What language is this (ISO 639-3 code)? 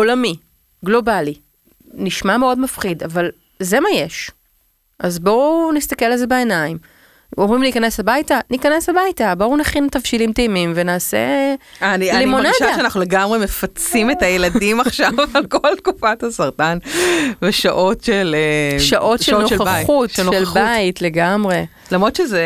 heb